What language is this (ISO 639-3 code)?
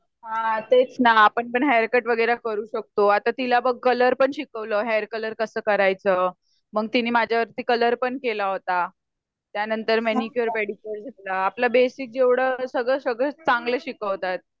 mar